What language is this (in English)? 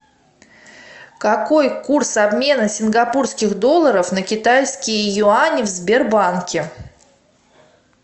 Russian